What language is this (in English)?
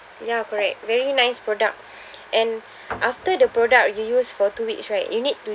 English